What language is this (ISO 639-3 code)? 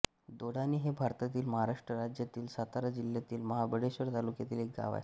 mar